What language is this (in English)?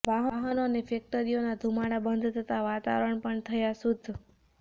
Gujarati